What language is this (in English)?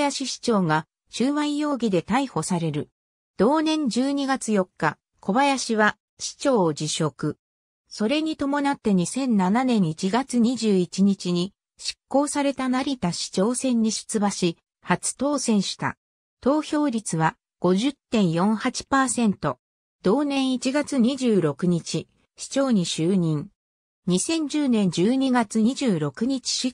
Japanese